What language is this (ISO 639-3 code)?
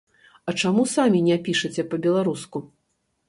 bel